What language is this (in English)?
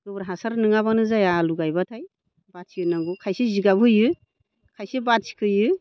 Bodo